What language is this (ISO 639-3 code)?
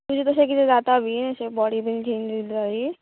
kok